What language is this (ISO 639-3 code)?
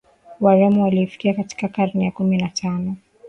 swa